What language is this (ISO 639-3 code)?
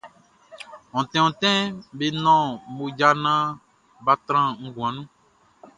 bci